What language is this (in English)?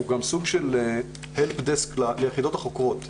Hebrew